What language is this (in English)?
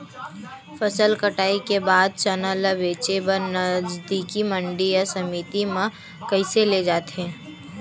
Chhattisgarhi